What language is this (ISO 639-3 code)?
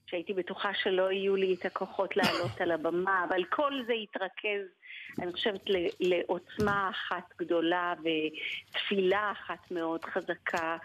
heb